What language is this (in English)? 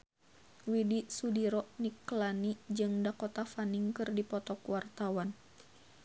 Sundanese